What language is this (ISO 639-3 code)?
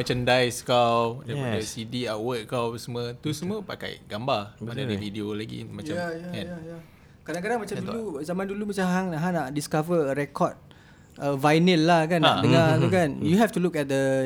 msa